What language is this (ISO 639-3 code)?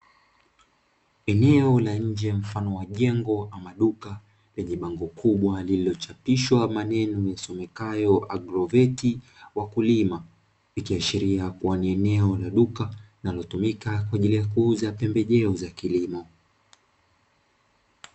swa